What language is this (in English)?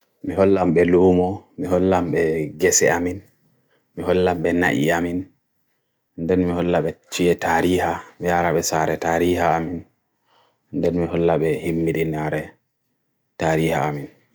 Bagirmi Fulfulde